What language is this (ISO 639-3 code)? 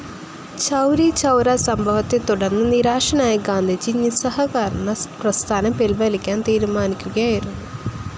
mal